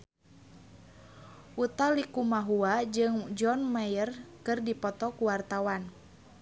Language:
Sundanese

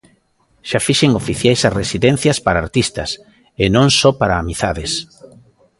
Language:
Galician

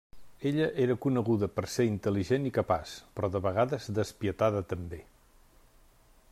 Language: Catalan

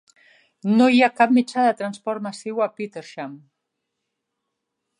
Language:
Catalan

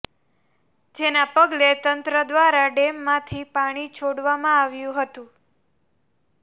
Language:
Gujarati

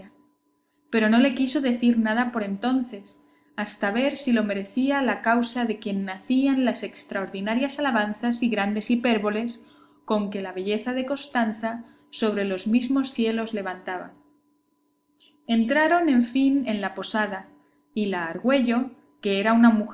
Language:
Spanish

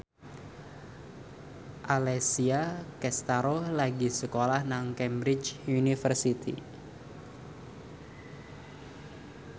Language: Javanese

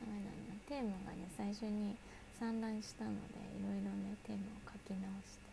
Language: Japanese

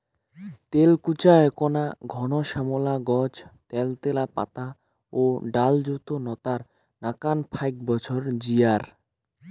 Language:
Bangla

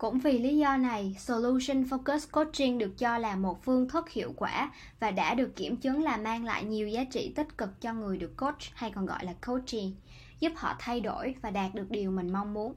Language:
Vietnamese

